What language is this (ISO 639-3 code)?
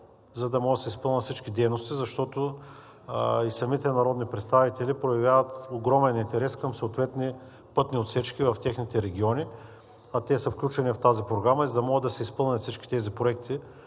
bul